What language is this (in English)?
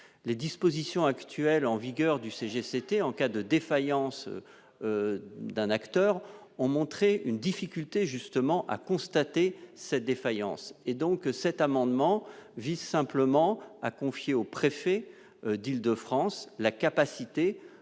French